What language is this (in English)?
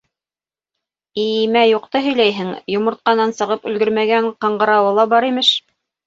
Bashkir